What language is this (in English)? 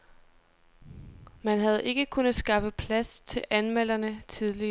Danish